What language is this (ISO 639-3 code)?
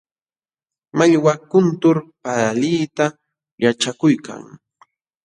qxw